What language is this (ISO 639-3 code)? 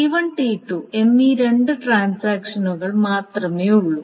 mal